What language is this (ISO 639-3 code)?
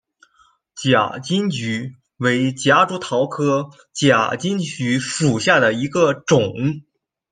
zho